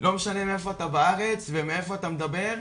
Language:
Hebrew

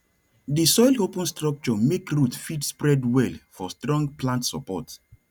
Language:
Nigerian Pidgin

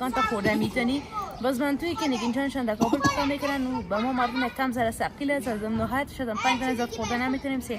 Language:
Persian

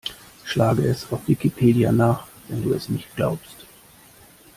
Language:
German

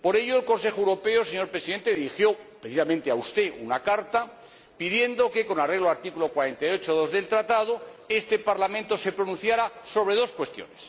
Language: Spanish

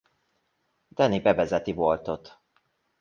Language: Hungarian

